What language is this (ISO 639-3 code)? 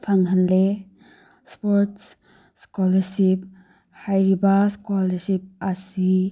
mni